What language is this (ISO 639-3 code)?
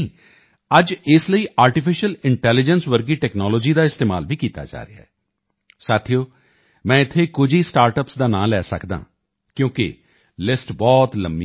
pan